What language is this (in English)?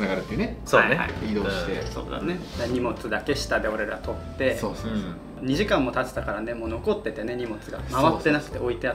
Japanese